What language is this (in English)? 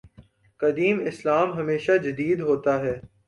Urdu